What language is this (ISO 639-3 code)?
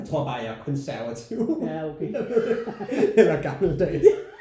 dan